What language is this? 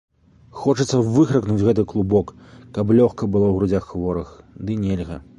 Belarusian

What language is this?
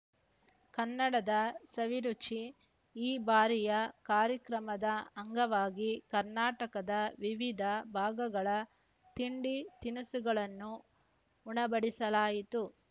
Kannada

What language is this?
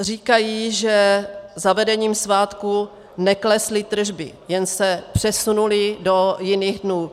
Czech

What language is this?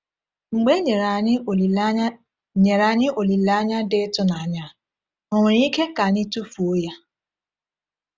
Igbo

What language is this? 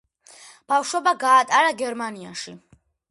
Georgian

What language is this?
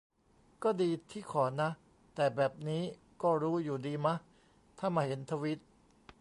Thai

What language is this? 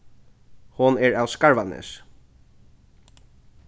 Faroese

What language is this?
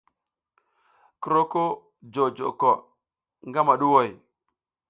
South Giziga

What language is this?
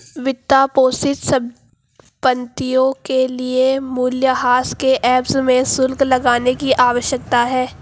Hindi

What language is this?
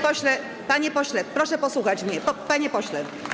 Polish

